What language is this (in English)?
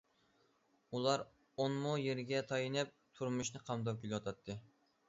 Uyghur